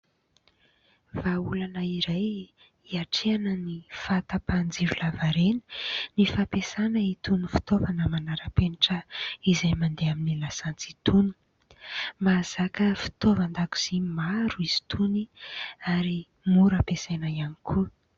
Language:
Malagasy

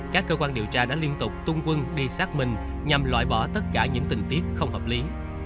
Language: Vietnamese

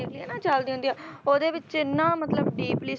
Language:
Punjabi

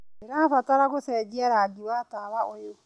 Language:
Kikuyu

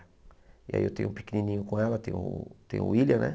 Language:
Portuguese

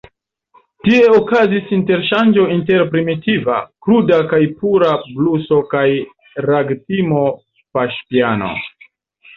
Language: Esperanto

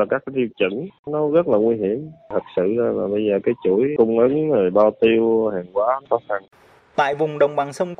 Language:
Vietnamese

